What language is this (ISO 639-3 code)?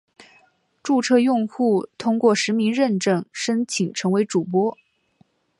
zho